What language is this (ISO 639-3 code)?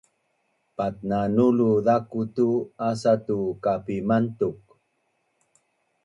bnn